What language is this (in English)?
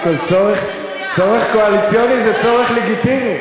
Hebrew